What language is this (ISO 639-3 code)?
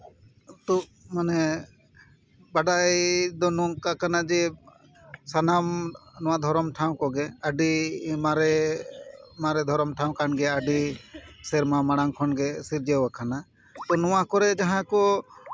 sat